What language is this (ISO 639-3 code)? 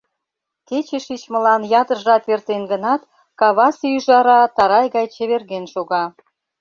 chm